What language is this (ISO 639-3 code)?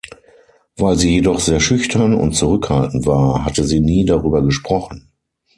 deu